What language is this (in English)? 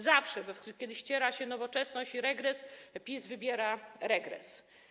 Polish